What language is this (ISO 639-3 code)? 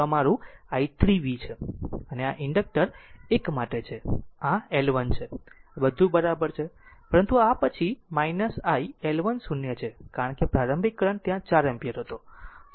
guj